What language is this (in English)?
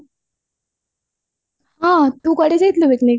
Odia